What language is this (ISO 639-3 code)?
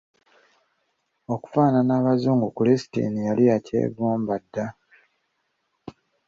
lug